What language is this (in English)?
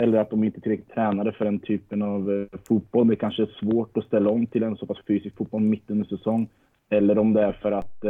Swedish